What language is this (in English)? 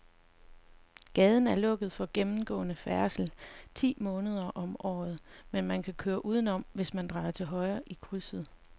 Danish